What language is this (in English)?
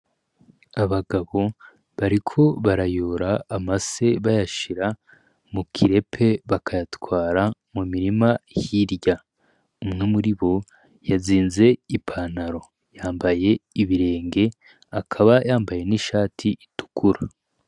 Rundi